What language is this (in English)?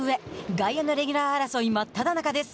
Japanese